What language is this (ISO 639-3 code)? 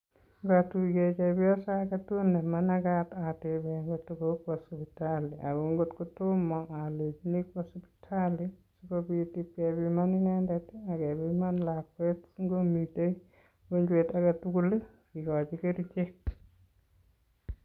kln